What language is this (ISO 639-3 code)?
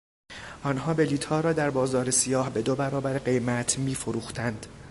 fas